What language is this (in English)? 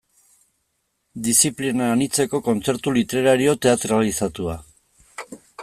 Basque